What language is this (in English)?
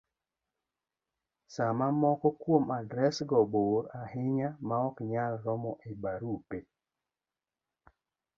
Luo (Kenya and Tanzania)